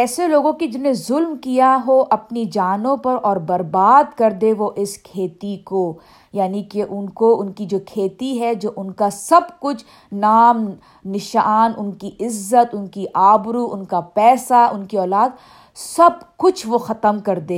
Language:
Urdu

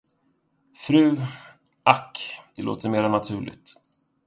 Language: Swedish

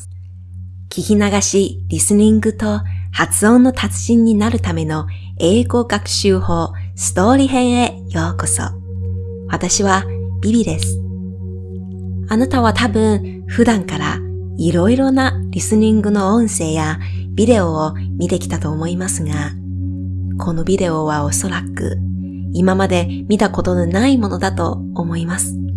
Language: Japanese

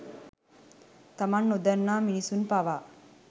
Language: Sinhala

